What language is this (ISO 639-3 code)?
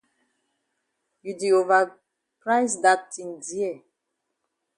wes